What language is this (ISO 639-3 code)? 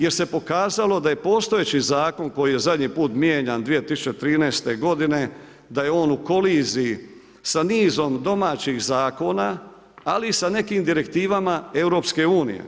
hrv